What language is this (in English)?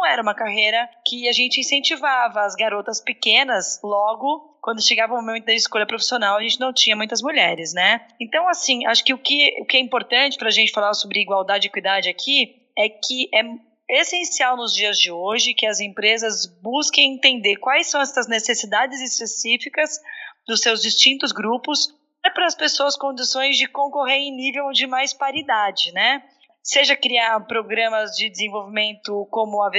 Portuguese